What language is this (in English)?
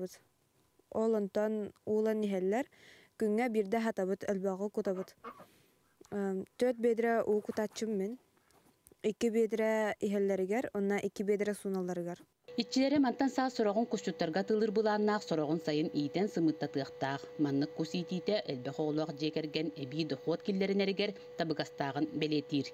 Turkish